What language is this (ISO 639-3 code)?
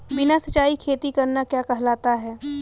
hin